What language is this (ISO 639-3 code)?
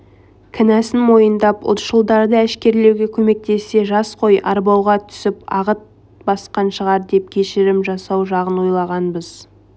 kaz